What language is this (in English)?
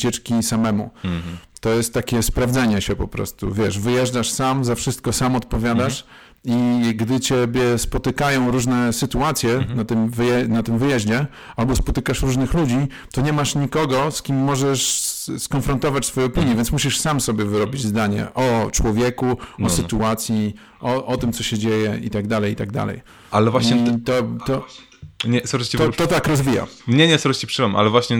Polish